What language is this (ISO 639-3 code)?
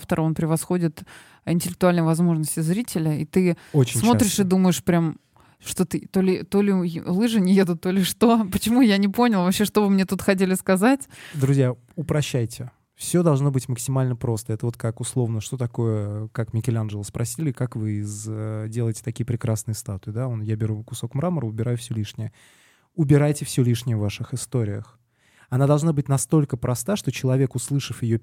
rus